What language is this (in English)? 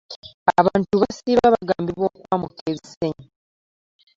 Ganda